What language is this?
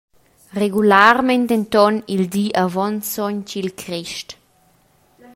Romansh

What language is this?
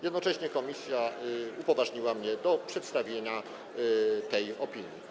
Polish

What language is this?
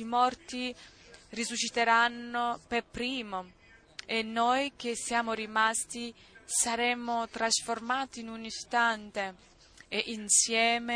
Italian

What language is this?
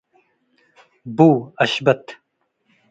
Tigre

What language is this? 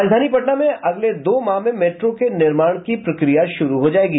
Hindi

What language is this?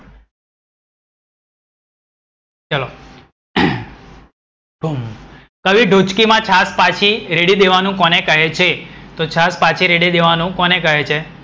Gujarati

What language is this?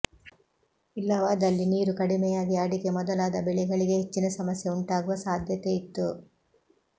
Kannada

